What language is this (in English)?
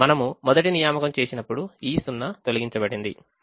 Telugu